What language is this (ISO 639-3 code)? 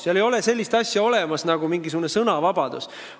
est